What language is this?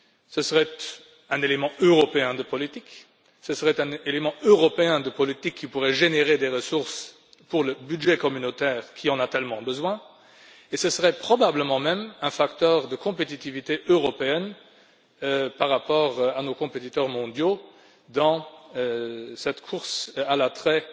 French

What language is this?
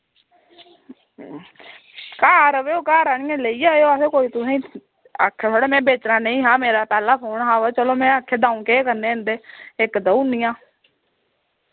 Dogri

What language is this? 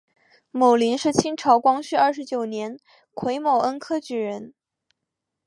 Chinese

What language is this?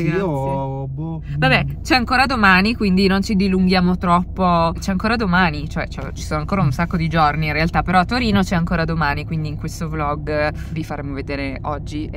Italian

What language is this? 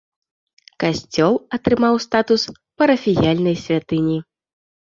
Belarusian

